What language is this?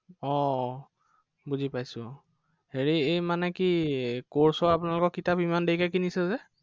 Assamese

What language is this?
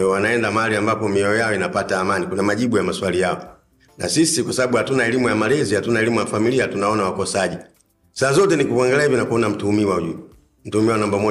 Swahili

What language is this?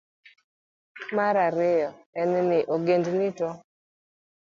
Luo (Kenya and Tanzania)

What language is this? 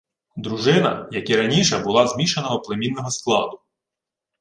Ukrainian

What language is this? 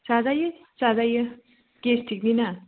Bodo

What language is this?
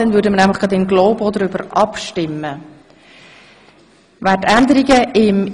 Swiss German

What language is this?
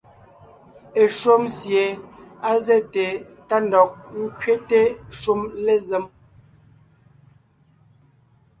Ngiemboon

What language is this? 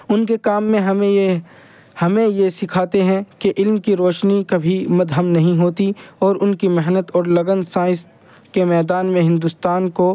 Urdu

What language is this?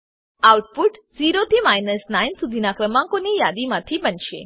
Gujarati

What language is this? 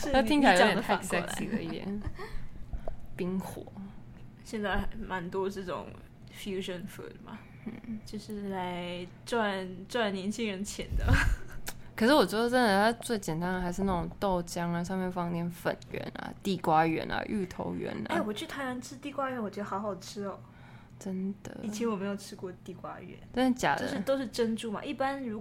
Chinese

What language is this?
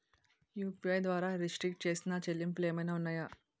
Telugu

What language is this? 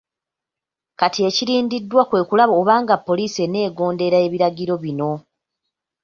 Ganda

